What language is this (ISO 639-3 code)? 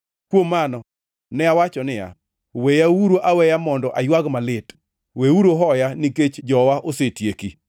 luo